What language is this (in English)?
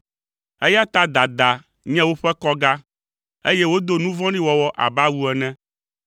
Ewe